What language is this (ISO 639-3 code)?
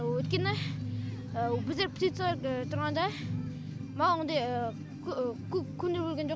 kaz